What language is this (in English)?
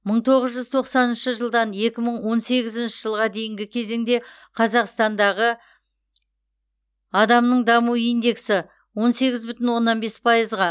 Kazakh